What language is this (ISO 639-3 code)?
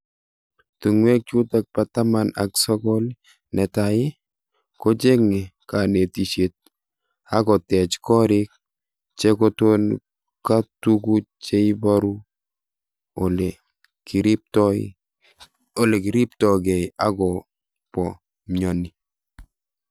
kln